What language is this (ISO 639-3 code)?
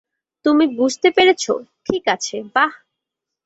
ben